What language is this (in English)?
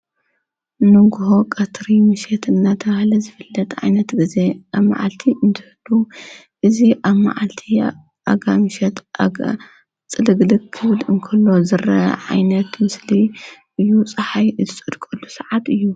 Tigrinya